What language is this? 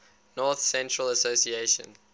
English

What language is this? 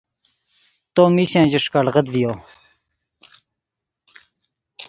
Yidgha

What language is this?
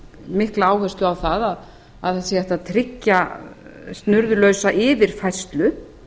Icelandic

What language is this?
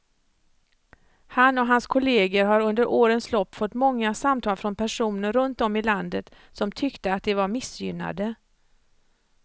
Swedish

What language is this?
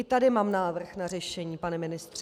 Czech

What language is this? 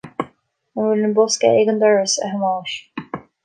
Irish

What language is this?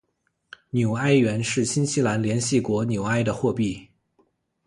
Chinese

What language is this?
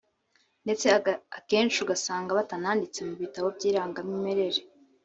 Kinyarwanda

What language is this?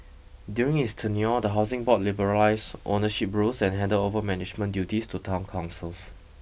English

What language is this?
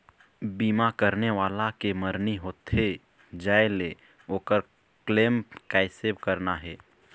Chhattisgarhi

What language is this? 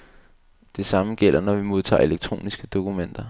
Danish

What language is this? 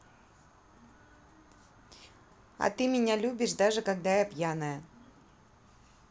Russian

